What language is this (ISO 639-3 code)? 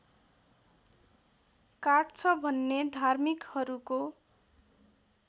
nep